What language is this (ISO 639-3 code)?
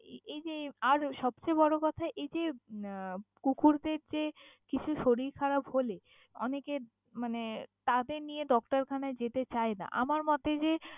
ben